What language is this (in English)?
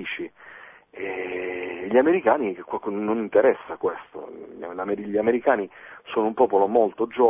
Italian